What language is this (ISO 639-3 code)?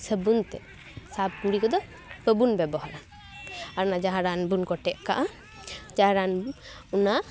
sat